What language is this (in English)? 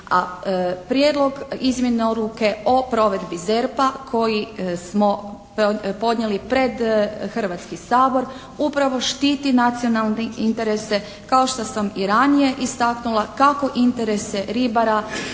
Croatian